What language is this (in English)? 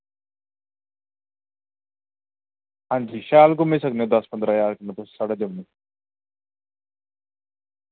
Dogri